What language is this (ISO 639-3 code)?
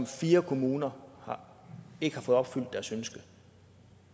dan